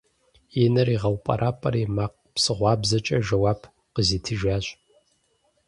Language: Kabardian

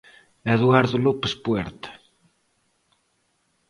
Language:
Galician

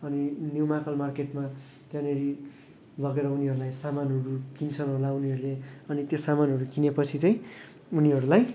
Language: Nepali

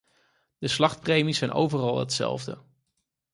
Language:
Dutch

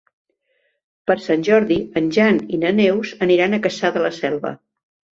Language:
Catalan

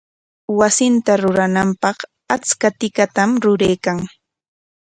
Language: Corongo Ancash Quechua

